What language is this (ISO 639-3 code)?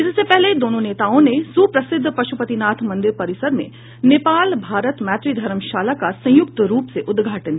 hin